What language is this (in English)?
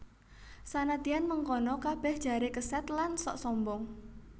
Javanese